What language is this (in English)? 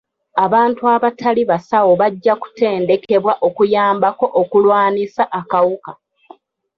Ganda